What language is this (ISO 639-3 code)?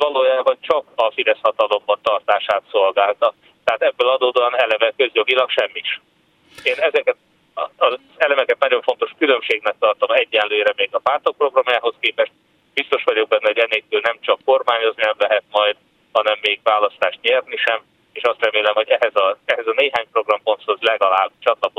hun